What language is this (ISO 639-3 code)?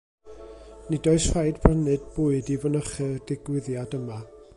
cym